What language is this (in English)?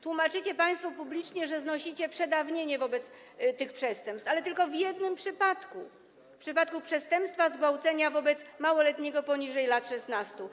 Polish